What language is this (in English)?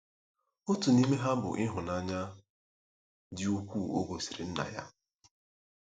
Igbo